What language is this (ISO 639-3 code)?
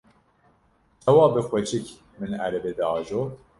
kur